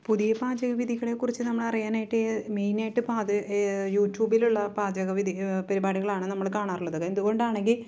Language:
Malayalam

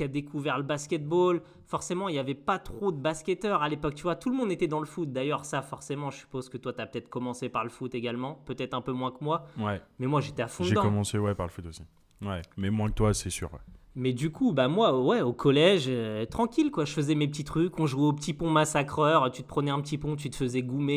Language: French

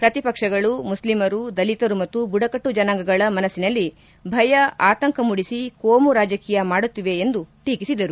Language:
Kannada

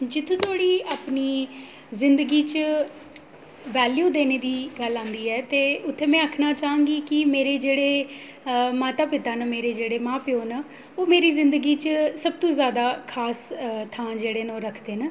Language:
Dogri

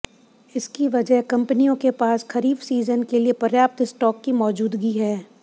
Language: Hindi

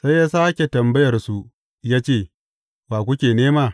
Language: Hausa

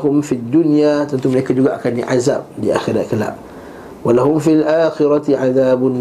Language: Malay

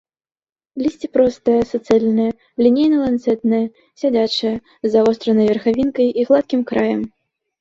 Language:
Belarusian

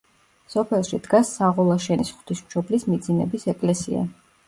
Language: Georgian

